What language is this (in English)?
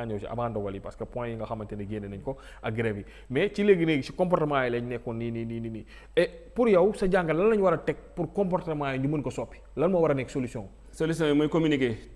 Indonesian